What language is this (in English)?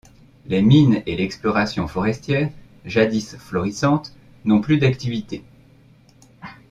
French